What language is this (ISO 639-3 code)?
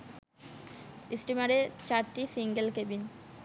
ben